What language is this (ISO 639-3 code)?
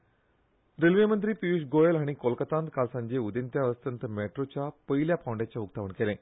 kok